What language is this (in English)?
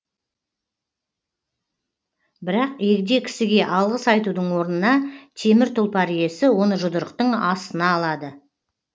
Kazakh